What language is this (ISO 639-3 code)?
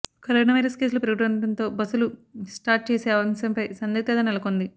tel